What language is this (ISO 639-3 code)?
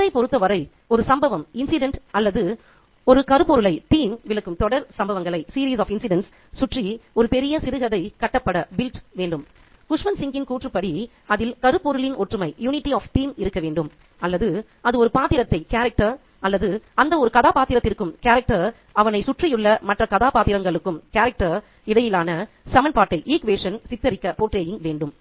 tam